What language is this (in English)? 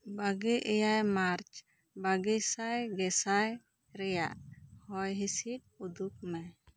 Santali